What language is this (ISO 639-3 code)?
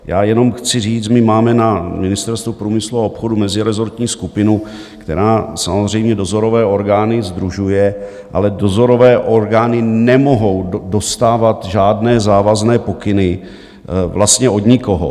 ces